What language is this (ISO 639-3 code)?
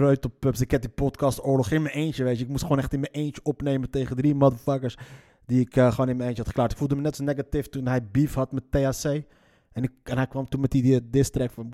nld